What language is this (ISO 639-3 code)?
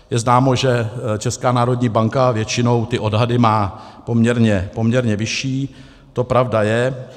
ces